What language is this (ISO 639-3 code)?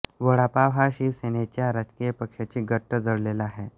mar